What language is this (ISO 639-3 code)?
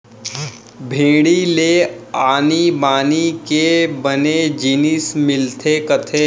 hne